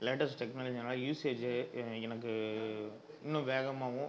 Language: Tamil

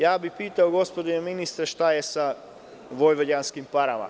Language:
Serbian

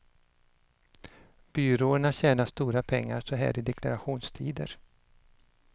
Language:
Swedish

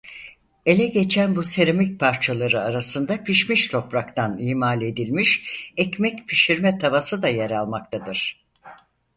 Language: Turkish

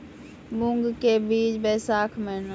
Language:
Maithili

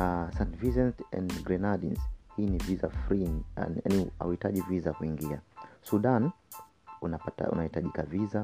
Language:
Swahili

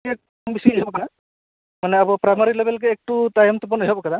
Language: Santali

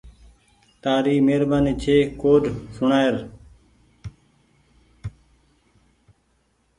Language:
Goaria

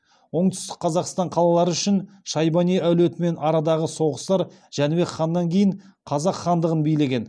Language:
Kazakh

